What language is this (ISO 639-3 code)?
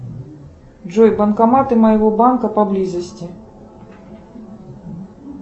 rus